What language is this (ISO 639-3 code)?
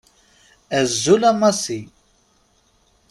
kab